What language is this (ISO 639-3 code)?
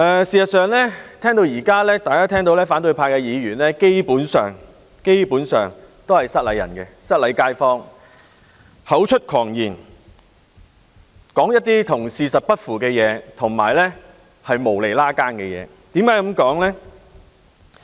yue